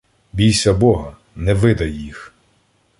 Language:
Ukrainian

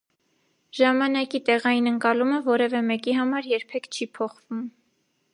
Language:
Armenian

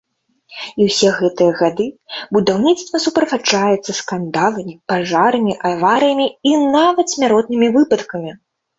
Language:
Belarusian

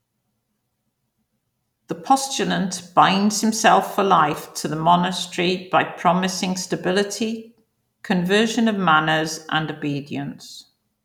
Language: English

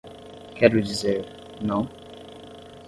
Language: Portuguese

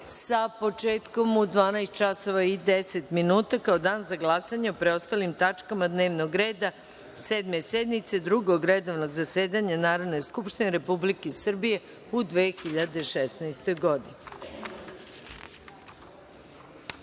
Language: Serbian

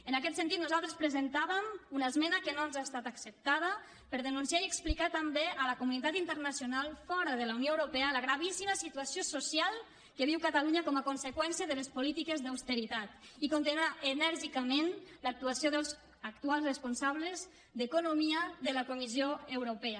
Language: Catalan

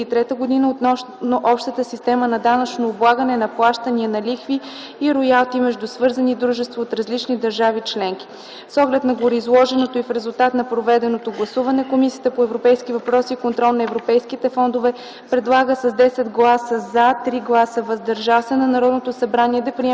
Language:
Bulgarian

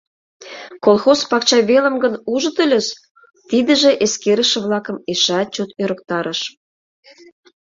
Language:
Mari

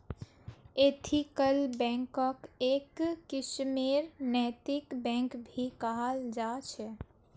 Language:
Magahi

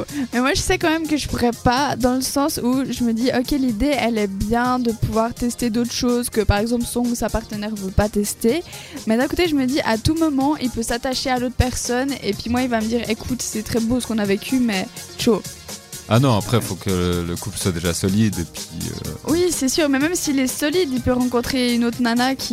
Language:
French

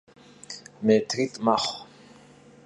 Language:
Kabardian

